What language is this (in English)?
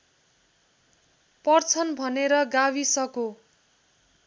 Nepali